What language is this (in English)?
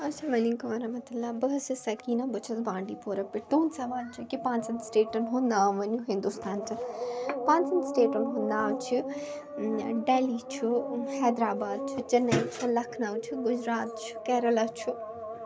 Kashmiri